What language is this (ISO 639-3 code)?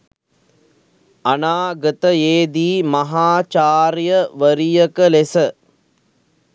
sin